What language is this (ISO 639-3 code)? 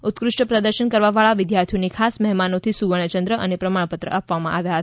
guj